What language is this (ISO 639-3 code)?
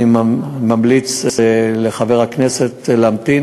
heb